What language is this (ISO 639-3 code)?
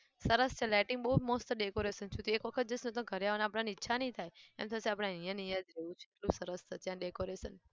guj